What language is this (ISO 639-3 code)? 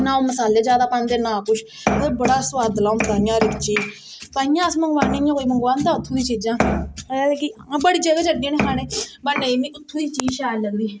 doi